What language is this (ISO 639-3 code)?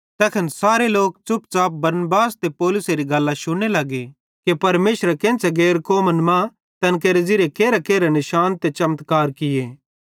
bhd